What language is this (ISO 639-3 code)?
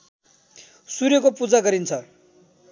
nep